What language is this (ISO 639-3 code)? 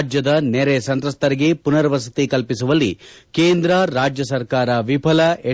kan